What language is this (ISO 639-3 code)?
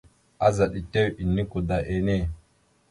mxu